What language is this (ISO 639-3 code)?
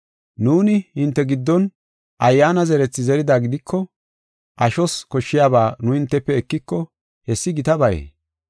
gof